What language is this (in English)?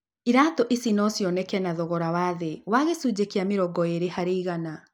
Kikuyu